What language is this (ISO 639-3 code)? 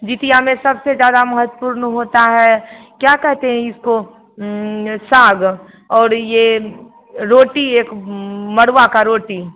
hin